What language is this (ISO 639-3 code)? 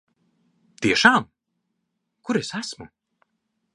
lav